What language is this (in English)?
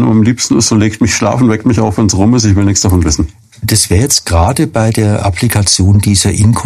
German